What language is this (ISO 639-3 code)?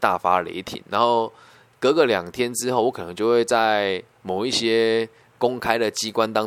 zho